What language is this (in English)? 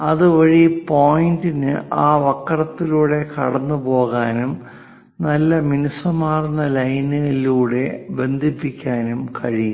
Malayalam